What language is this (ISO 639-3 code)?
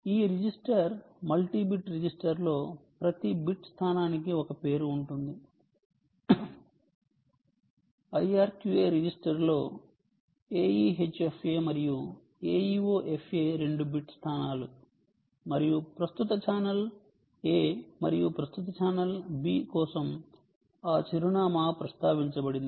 tel